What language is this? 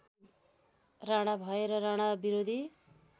Nepali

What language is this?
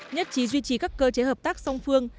Vietnamese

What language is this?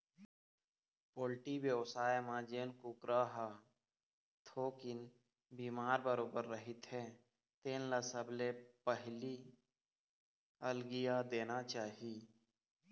Chhattisgarhi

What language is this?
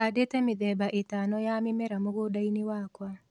Kikuyu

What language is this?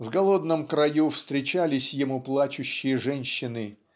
Russian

